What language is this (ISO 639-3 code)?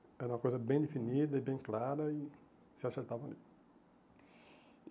por